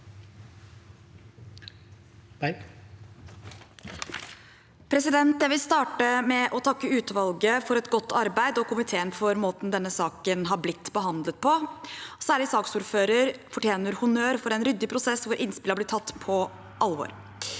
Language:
Norwegian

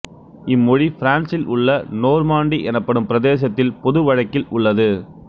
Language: Tamil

